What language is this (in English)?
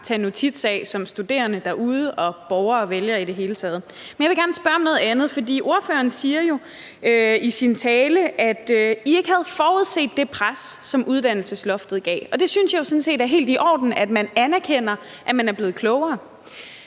Danish